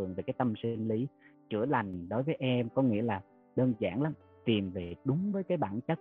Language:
Vietnamese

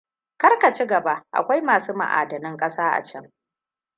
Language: Hausa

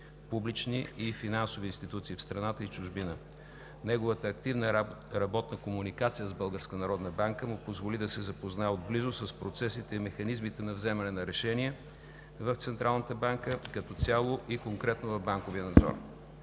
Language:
Bulgarian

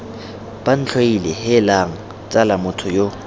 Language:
Tswana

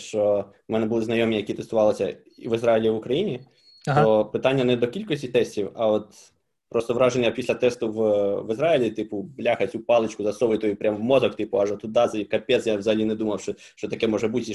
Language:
Ukrainian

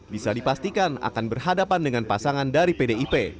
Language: Indonesian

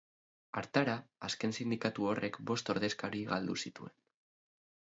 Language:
Basque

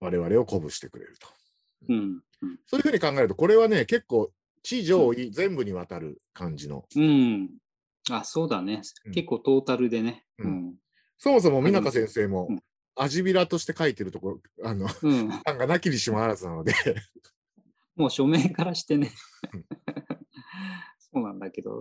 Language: Japanese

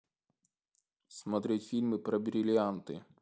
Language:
Russian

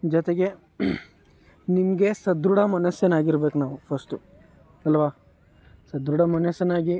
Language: Kannada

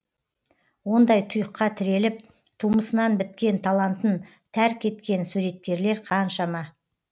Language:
Kazakh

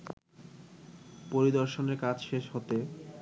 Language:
Bangla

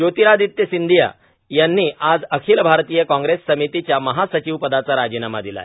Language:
Marathi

